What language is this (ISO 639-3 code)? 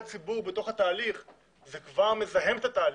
heb